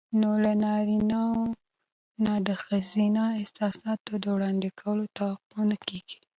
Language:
Pashto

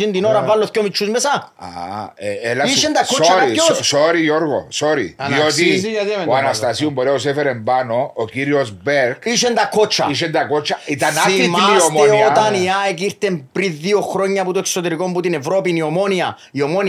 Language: Greek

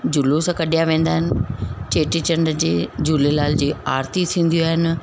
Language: Sindhi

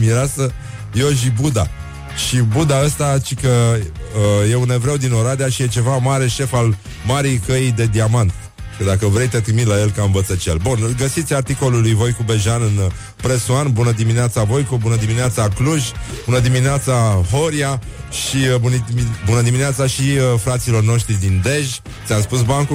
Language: Romanian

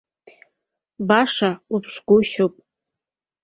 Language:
Abkhazian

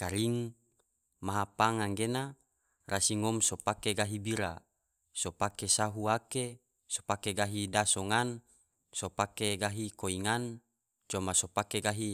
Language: Tidore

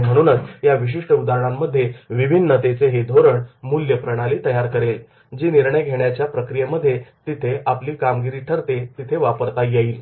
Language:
Marathi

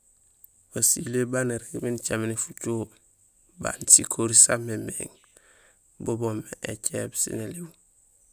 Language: Gusilay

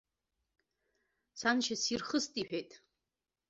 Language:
Abkhazian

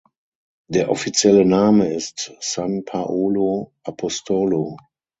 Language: German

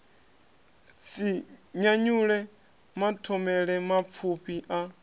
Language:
Venda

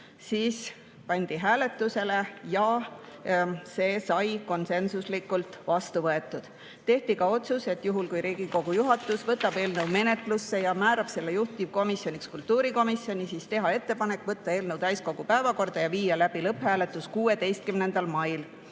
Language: Estonian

